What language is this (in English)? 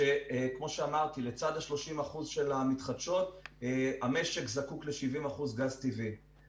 Hebrew